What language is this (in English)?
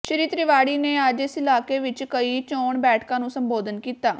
Punjabi